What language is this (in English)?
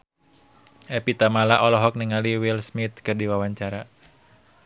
Sundanese